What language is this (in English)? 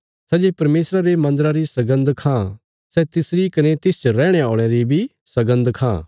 Bilaspuri